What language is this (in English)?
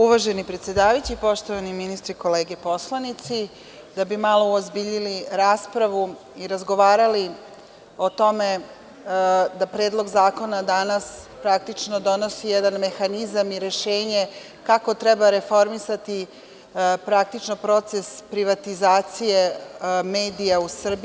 Serbian